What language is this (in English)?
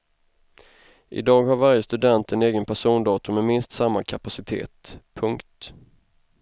Swedish